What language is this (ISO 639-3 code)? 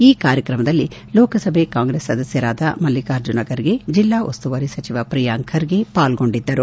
kan